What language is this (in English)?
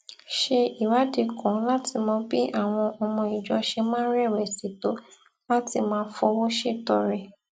Yoruba